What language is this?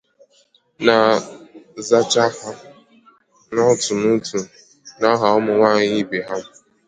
Igbo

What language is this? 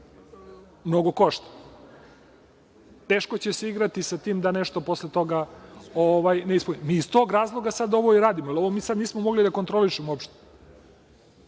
Serbian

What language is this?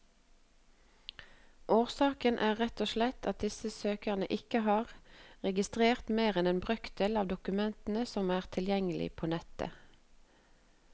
Norwegian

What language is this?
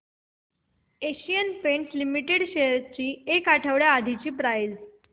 Marathi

